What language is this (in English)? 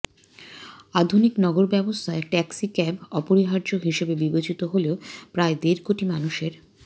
Bangla